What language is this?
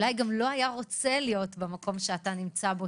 Hebrew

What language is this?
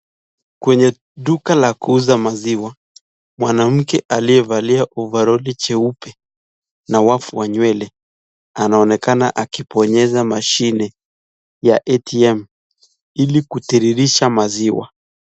Swahili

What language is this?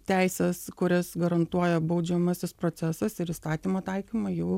Lithuanian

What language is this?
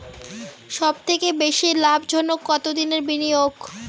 Bangla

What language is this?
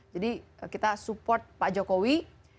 Indonesian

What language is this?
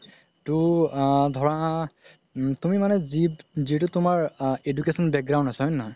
Assamese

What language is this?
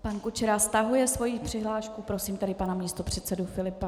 Czech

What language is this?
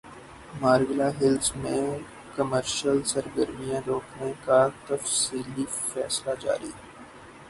Urdu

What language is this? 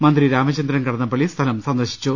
Malayalam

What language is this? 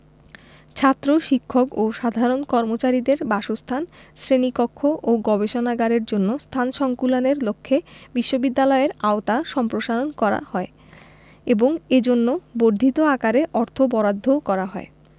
Bangla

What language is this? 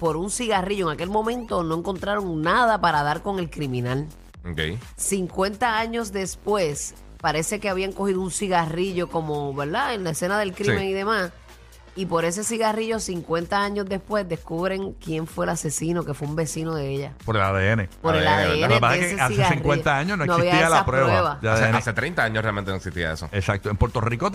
Spanish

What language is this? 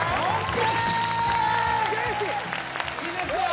Japanese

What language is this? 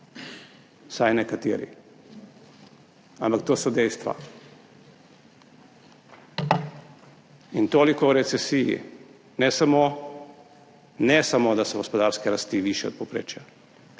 Slovenian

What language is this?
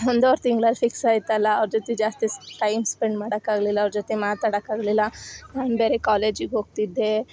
Kannada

